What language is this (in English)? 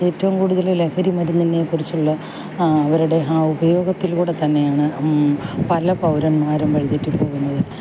Malayalam